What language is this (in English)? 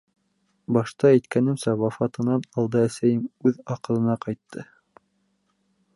Bashkir